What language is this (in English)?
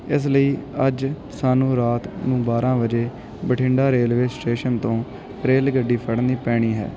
Punjabi